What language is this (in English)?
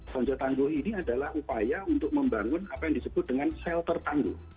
Indonesian